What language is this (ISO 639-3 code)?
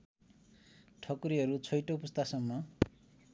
nep